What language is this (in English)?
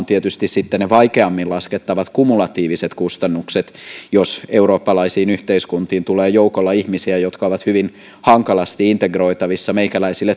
Finnish